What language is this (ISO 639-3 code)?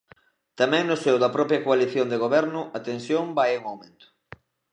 glg